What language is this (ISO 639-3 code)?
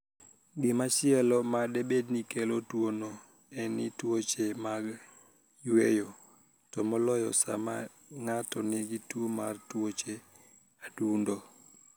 luo